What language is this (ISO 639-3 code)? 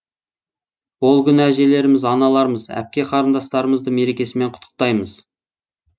kaz